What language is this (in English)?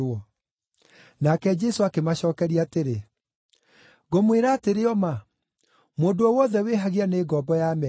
Kikuyu